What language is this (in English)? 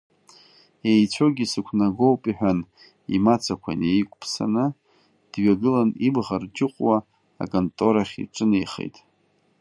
Abkhazian